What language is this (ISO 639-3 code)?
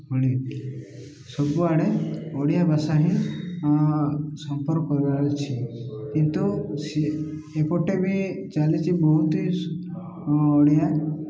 ori